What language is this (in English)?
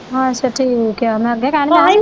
Punjabi